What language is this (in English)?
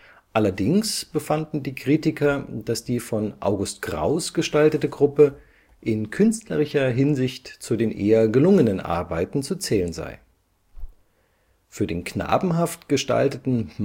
German